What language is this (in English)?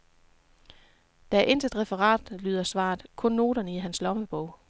Danish